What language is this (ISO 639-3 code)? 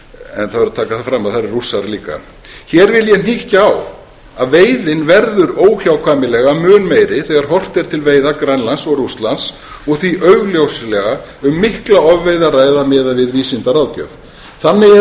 isl